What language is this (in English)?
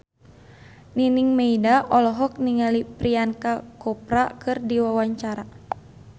Sundanese